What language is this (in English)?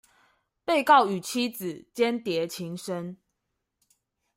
Chinese